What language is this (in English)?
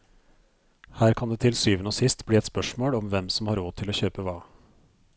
Norwegian